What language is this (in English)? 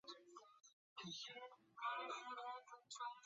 Chinese